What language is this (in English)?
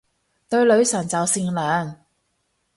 Cantonese